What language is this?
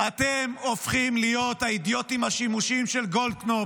Hebrew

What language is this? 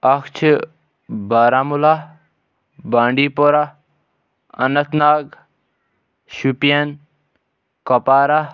Kashmiri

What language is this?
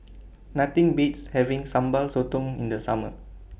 English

